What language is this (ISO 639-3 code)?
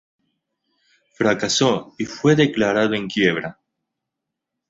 spa